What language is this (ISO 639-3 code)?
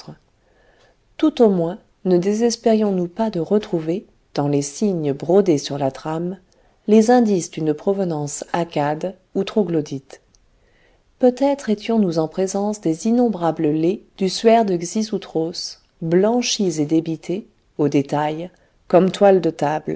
fra